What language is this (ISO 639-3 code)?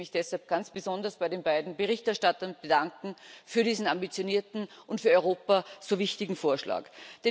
deu